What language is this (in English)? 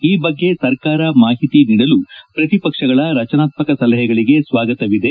Kannada